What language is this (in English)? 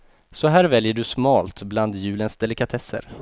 Swedish